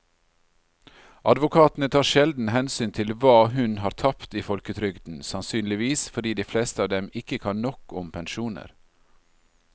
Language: Norwegian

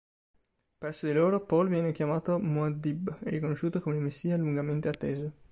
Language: Italian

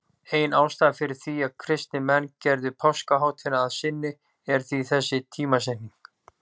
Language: Icelandic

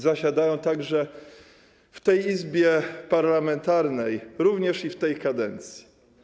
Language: Polish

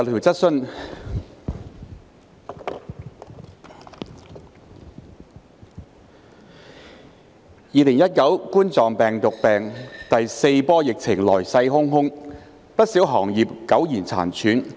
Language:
Cantonese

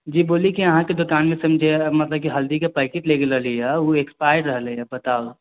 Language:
Maithili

